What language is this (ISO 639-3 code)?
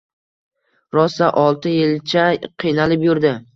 uzb